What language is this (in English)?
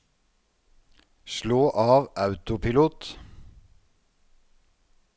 Norwegian